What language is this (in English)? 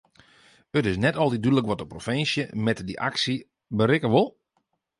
Western Frisian